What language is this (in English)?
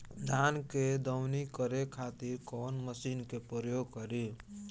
Bhojpuri